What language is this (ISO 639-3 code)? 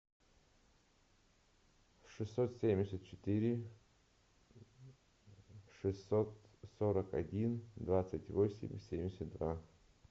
rus